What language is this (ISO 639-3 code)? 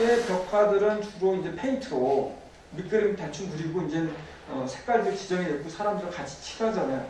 kor